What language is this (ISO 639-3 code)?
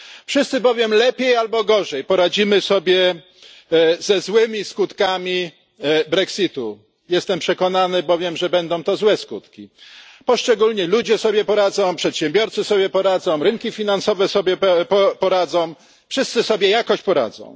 pol